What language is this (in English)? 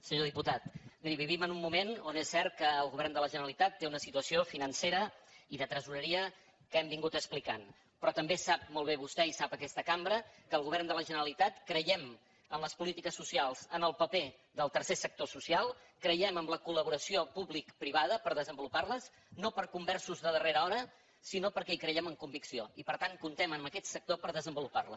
Catalan